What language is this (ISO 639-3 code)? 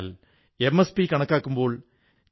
mal